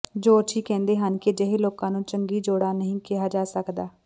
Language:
Punjabi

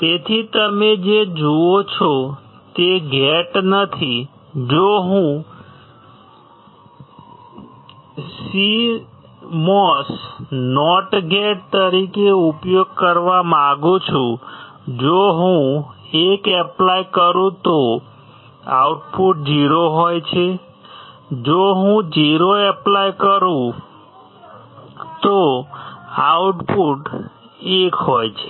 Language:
Gujarati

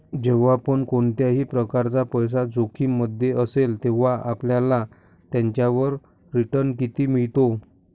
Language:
Marathi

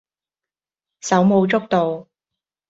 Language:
Cantonese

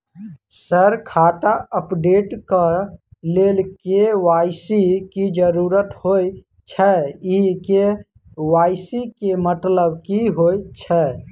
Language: Maithili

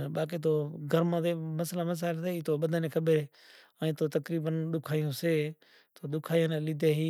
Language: Kachi Koli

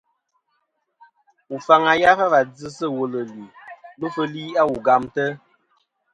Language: Kom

